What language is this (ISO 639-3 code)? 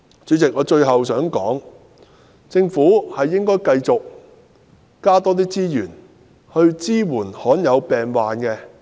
yue